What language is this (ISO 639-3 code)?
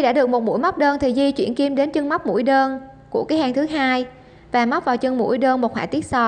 vie